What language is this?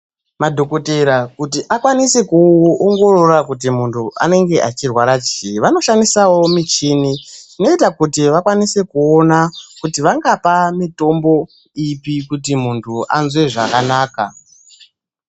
Ndau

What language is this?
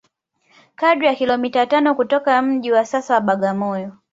Swahili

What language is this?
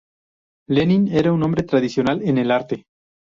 Spanish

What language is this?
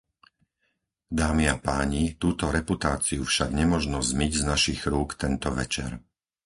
Slovak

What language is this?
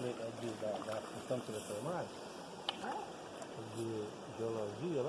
Portuguese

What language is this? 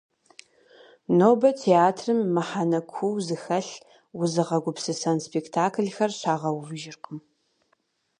Kabardian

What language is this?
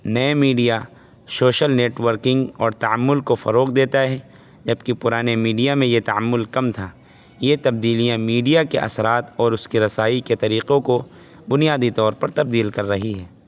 Urdu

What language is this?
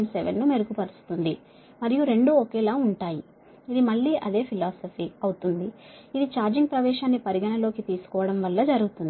Telugu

